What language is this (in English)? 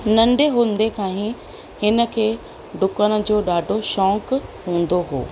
Sindhi